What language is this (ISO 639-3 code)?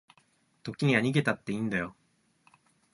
jpn